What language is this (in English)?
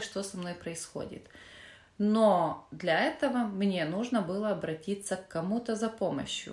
Russian